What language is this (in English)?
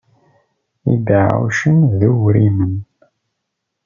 Kabyle